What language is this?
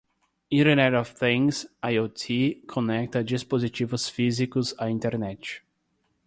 Portuguese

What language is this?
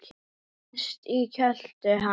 Icelandic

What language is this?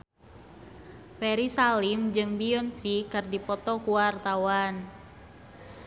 Sundanese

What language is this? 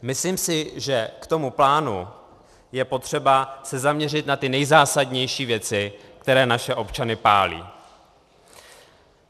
Czech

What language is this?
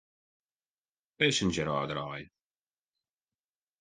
Western Frisian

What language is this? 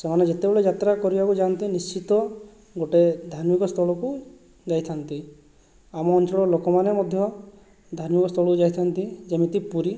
Odia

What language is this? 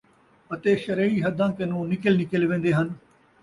Saraiki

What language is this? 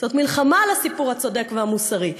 Hebrew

